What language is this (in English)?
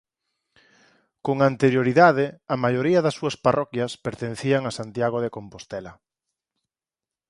Galician